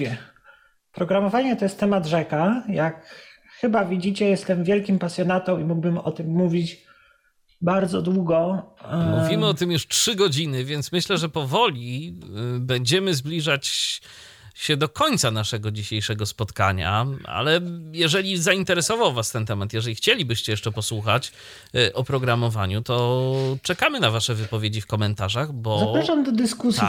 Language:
Polish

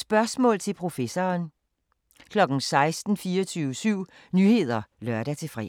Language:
Danish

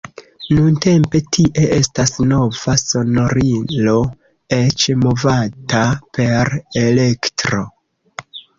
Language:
Esperanto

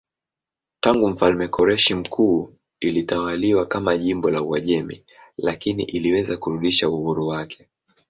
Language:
Swahili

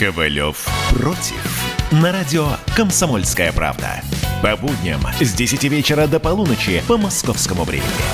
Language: Russian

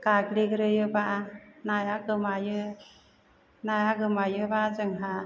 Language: Bodo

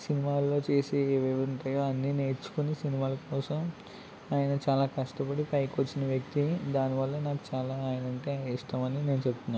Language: Telugu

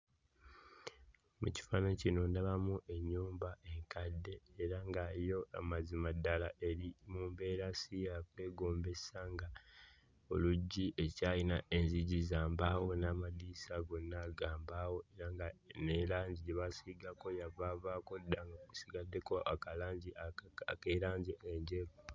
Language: Ganda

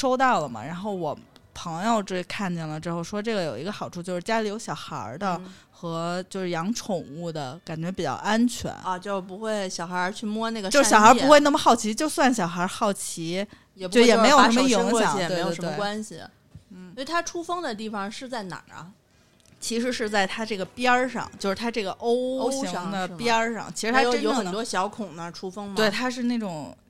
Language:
Chinese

